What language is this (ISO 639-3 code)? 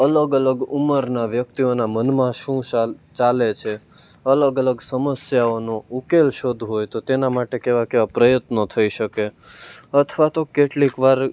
guj